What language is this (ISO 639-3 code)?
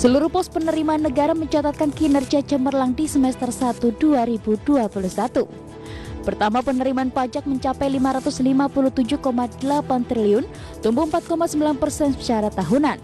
ind